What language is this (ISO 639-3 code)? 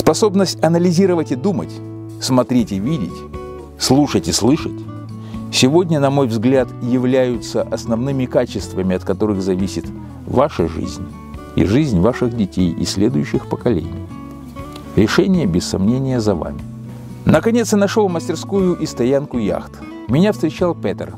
rus